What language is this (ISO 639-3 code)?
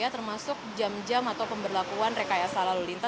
ind